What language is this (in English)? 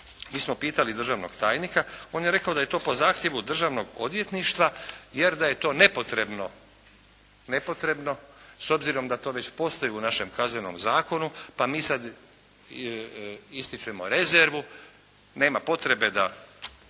Croatian